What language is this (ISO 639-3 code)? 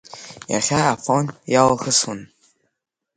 abk